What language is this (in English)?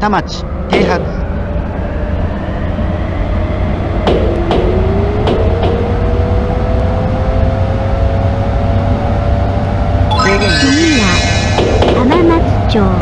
Japanese